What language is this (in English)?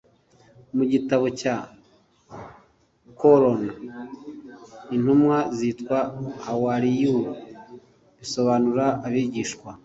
Kinyarwanda